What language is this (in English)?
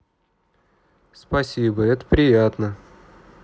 Russian